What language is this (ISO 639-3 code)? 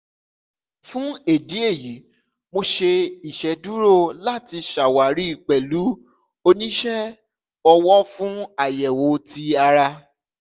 yor